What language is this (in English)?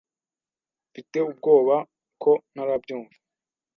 Kinyarwanda